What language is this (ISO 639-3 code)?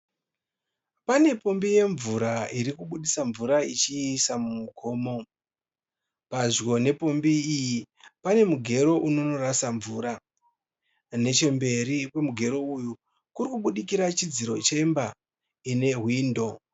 sna